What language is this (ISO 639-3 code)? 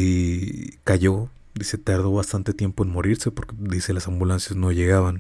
spa